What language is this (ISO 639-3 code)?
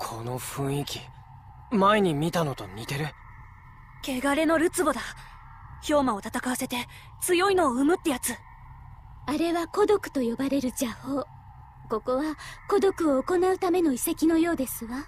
jpn